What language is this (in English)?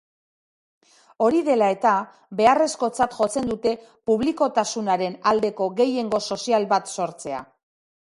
Basque